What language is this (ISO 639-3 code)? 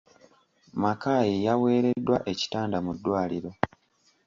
lug